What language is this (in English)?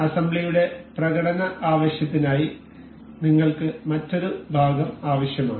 Malayalam